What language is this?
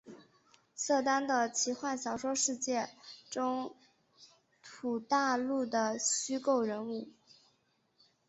Chinese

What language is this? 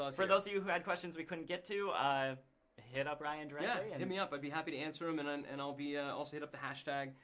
English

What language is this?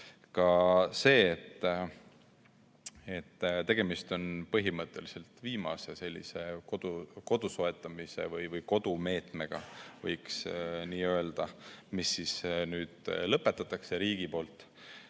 Estonian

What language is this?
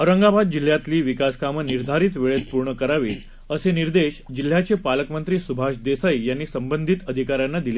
Marathi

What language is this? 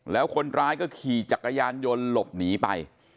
Thai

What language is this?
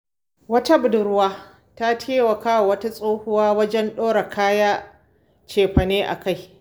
Hausa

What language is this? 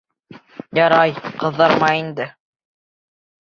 Bashkir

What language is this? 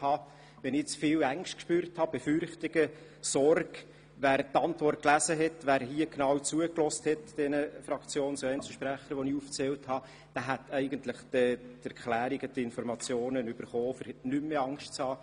Swiss German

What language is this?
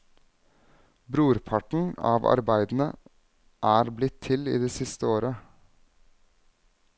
Norwegian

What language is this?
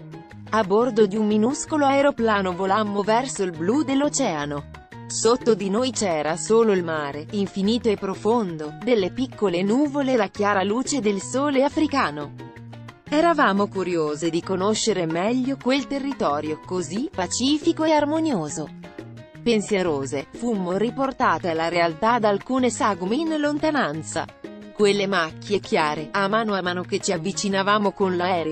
Italian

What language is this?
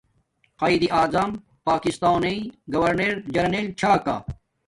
Domaaki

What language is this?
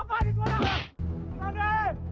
Indonesian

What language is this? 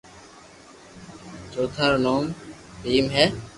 Loarki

